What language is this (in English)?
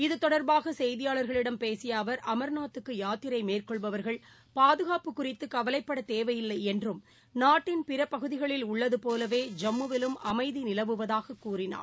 Tamil